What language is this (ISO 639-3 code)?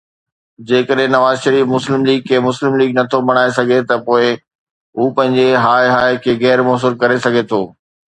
snd